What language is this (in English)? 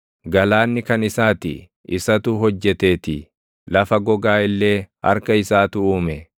Oromo